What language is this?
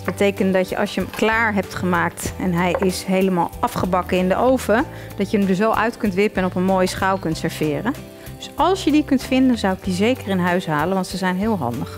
Dutch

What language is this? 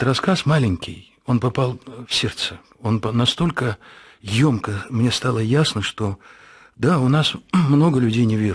Russian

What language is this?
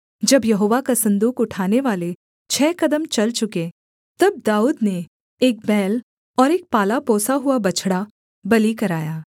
Hindi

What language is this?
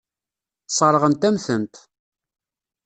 Kabyle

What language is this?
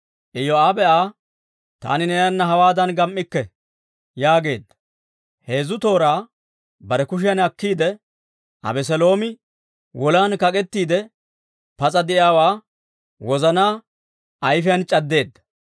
Dawro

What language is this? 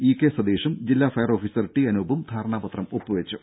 Malayalam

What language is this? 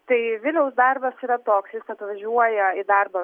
Lithuanian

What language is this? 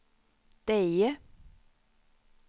Swedish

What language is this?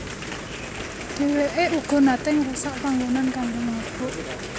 Javanese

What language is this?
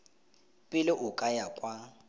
Tswana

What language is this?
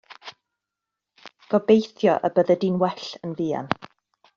Welsh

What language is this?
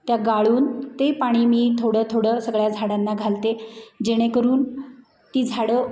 Marathi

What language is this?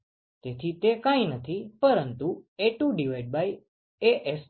Gujarati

